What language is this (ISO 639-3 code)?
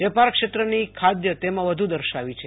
guj